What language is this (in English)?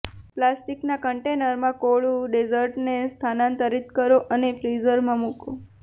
Gujarati